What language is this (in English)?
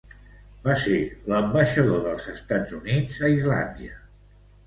Catalan